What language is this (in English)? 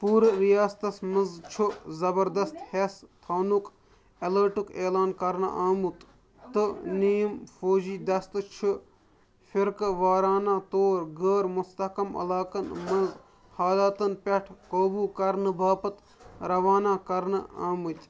Kashmiri